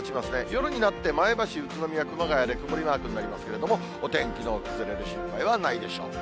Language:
Japanese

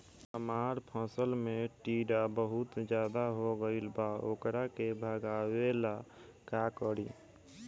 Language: Bhojpuri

